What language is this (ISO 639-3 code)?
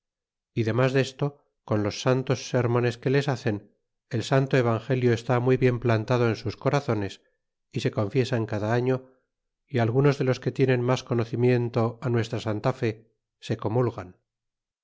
spa